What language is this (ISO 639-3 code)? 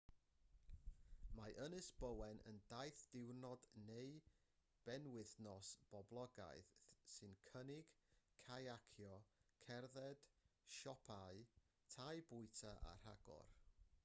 cym